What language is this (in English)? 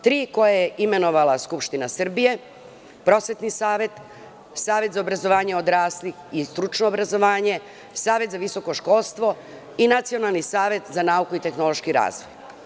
Serbian